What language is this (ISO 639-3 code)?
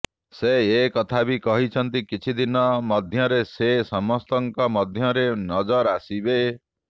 ori